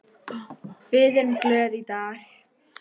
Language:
Icelandic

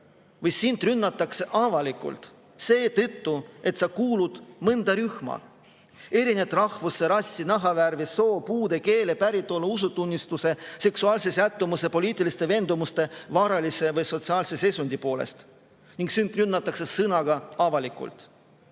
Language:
Estonian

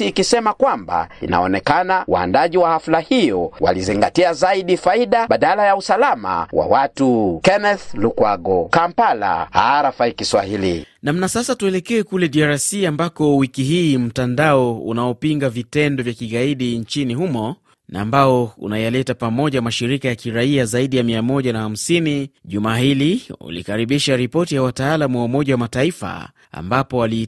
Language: Swahili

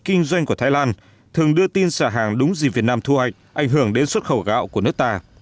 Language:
Vietnamese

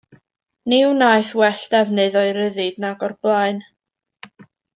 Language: Welsh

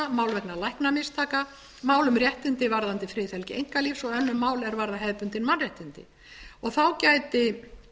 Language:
Icelandic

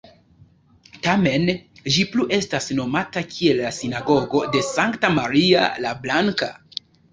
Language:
Esperanto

